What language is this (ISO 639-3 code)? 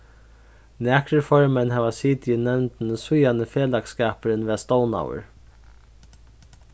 fao